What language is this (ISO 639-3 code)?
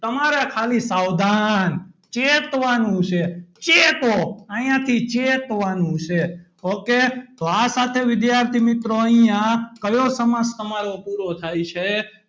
guj